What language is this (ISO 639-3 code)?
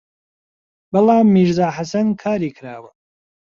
ckb